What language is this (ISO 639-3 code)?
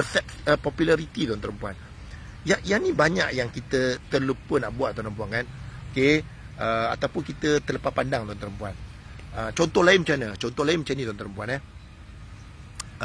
msa